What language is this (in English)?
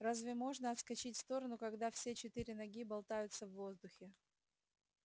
Russian